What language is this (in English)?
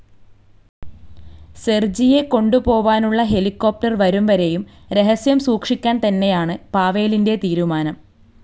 Malayalam